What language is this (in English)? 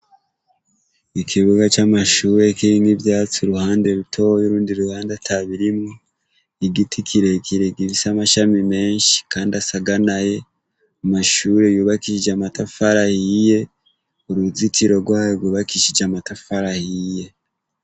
Rundi